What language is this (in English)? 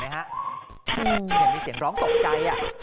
Thai